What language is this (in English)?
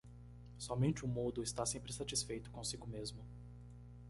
Portuguese